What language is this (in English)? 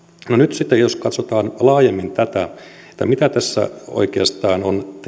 Finnish